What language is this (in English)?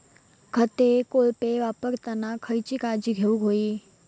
Marathi